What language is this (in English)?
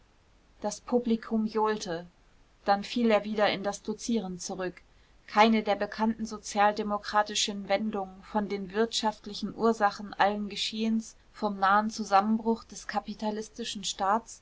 German